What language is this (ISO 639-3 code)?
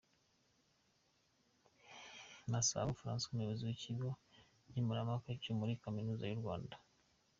kin